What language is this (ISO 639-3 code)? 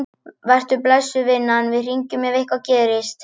isl